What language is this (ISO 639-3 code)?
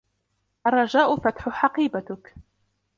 ara